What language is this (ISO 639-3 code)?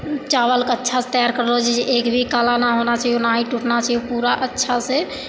mai